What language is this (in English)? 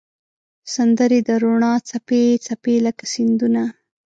Pashto